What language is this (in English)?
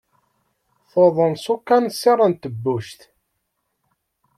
Kabyle